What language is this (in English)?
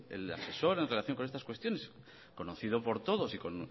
Spanish